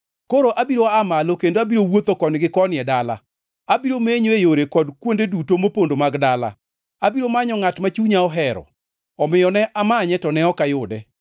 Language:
Luo (Kenya and Tanzania)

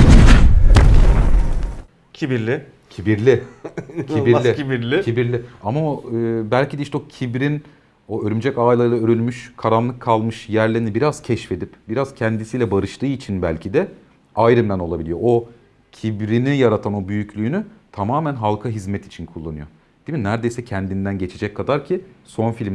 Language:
Turkish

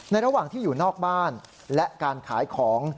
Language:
Thai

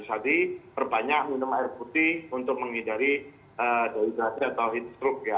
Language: Indonesian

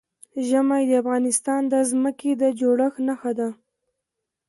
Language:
Pashto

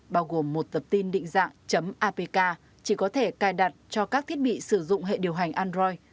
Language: Vietnamese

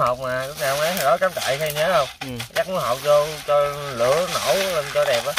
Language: Vietnamese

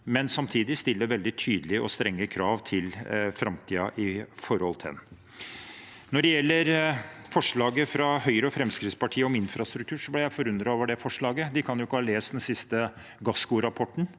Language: Norwegian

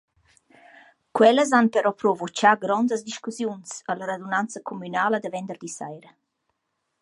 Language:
Romansh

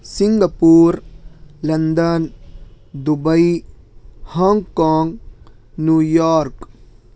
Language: Urdu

